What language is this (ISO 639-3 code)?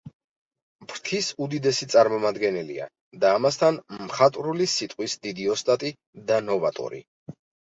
kat